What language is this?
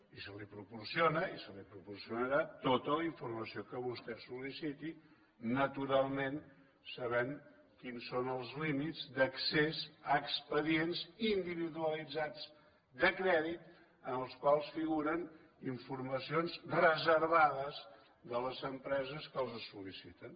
Catalan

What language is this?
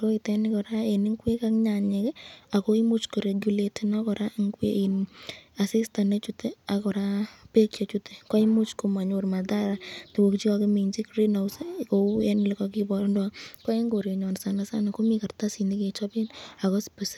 Kalenjin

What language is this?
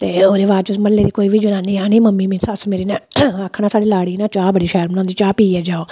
Dogri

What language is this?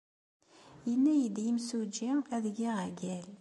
Kabyle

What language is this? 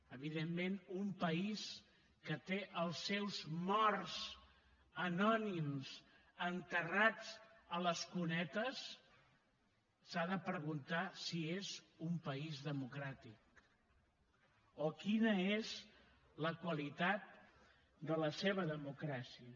Catalan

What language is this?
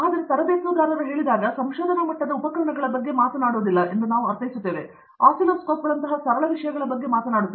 Kannada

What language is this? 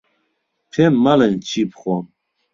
Central Kurdish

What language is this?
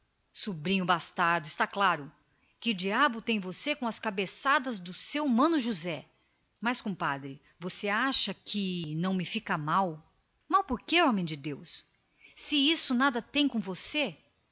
Portuguese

